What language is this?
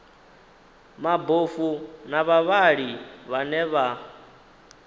Venda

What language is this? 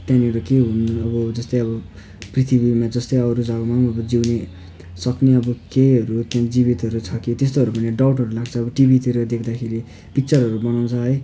Nepali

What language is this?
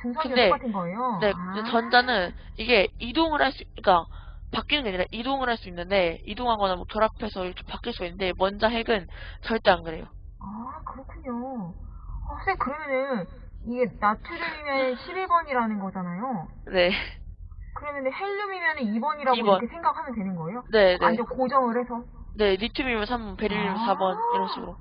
Korean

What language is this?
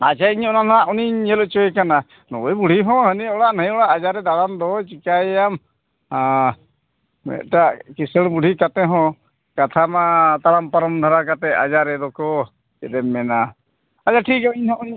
Santali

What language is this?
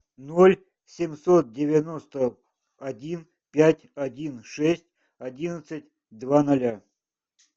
Russian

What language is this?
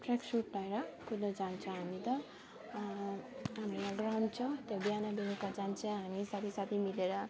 Nepali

